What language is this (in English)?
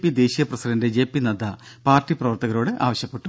Malayalam